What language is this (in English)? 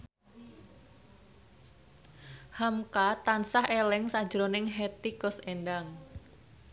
Javanese